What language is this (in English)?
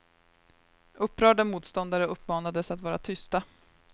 Swedish